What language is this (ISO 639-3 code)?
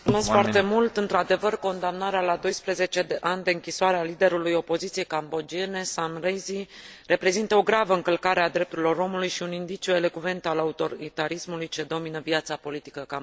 ron